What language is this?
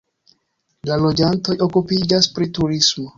Esperanto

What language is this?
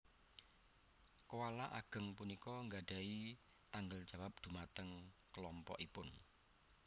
Javanese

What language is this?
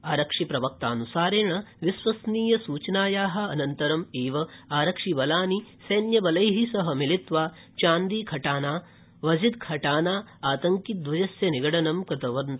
Sanskrit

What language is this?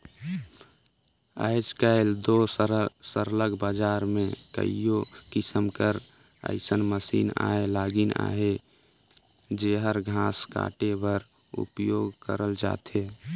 Chhattisgarhi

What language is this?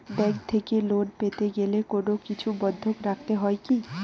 Bangla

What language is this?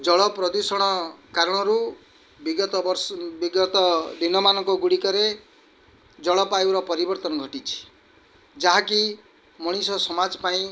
Odia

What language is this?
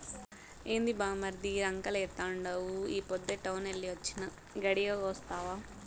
Telugu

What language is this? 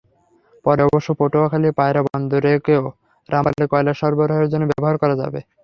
Bangla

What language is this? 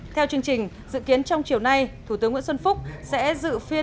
Vietnamese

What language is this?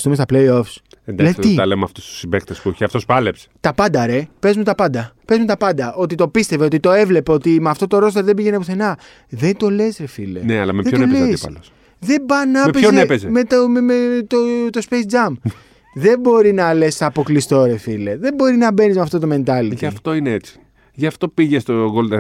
Greek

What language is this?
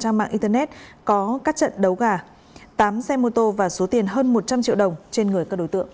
Vietnamese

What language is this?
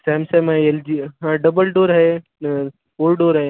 Marathi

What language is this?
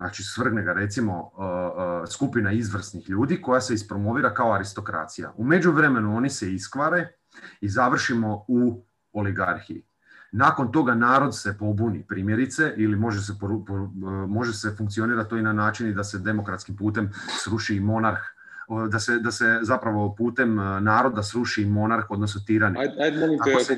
Croatian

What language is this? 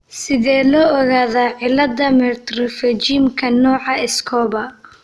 Somali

